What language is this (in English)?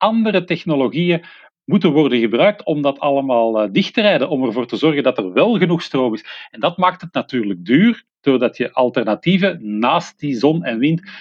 Dutch